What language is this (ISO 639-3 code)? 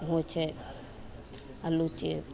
mai